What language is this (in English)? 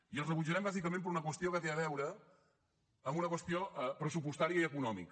Catalan